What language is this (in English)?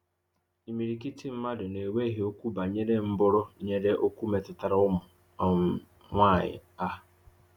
Igbo